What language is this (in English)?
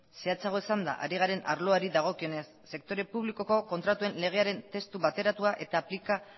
Basque